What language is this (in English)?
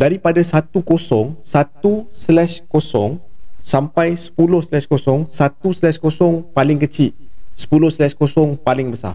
Malay